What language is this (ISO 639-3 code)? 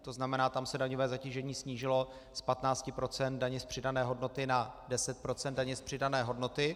ces